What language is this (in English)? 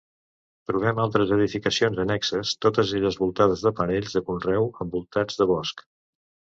Catalan